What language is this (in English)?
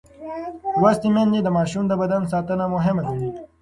Pashto